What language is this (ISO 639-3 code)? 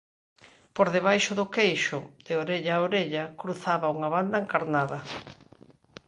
glg